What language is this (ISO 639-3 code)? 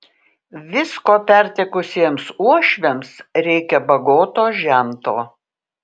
lit